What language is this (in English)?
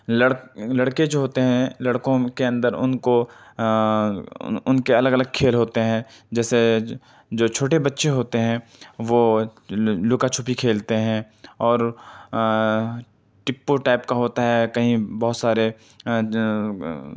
Urdu